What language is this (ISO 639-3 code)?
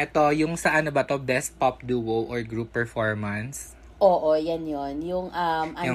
fil